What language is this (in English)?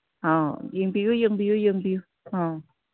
Manipuri